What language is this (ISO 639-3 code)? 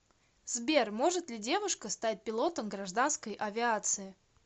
rus